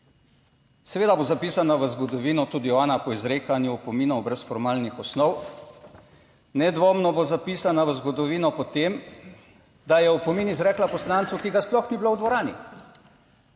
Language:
Slovenian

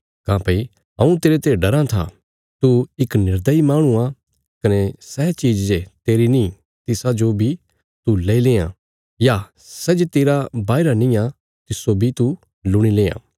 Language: Bilaspuri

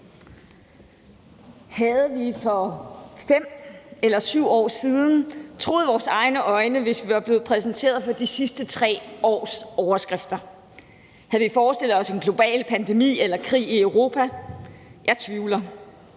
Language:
Danish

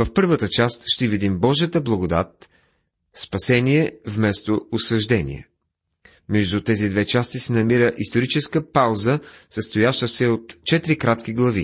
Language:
Bulgarian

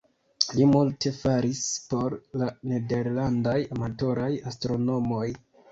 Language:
Esperanto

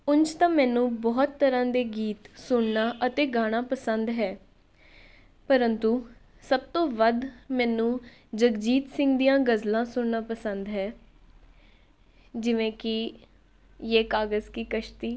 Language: Punjabi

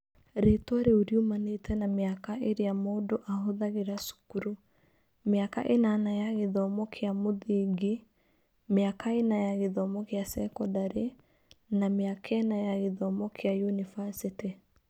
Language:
Kikuyu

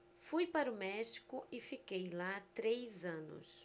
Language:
Portuguese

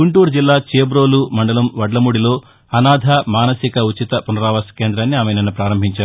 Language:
Telugu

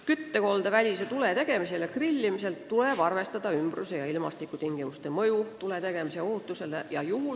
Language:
Estonian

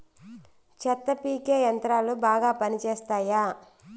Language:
Telugu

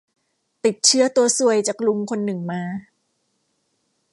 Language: Thai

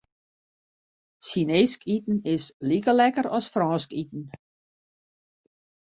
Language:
Western Frisian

